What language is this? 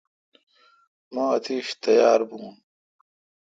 Kalkoti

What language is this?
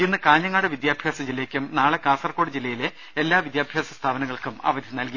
Malayalam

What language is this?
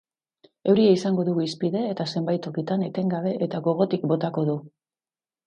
Basque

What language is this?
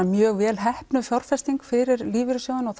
Icelandic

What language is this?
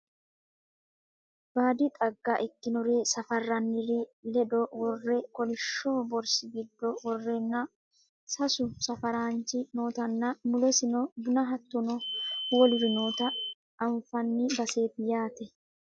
Sidamo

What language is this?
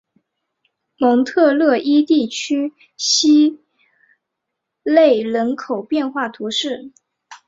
Chinese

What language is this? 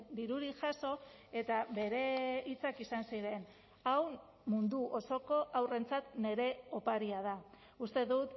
Basque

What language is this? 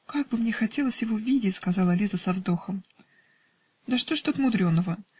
Russian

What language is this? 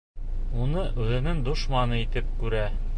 Bashkir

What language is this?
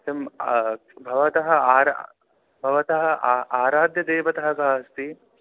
Sanskrit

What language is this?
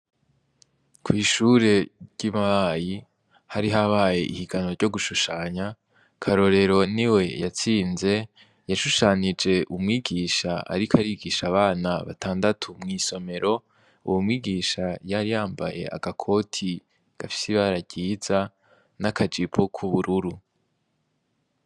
Rundi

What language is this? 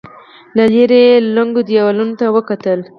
Pashto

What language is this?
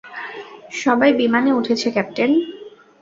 Bangla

